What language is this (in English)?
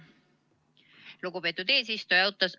Estonian